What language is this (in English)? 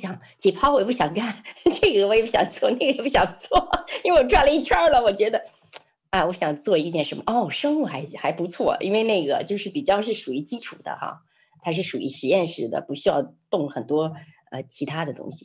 Chinese